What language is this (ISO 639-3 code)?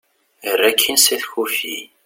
kab